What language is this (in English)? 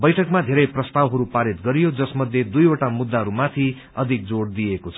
Nepali